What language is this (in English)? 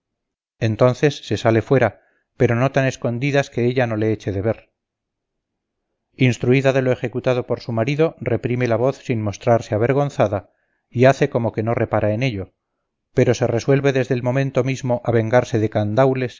Spanish